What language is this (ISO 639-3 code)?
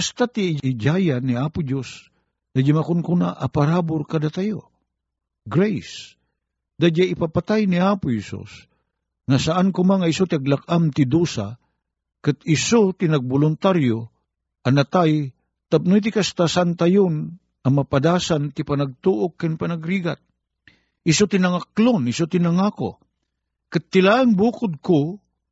fil